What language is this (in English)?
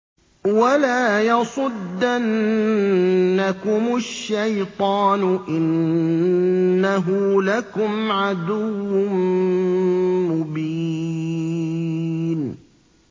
Arabic